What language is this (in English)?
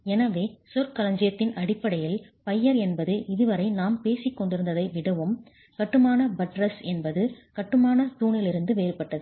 Tamil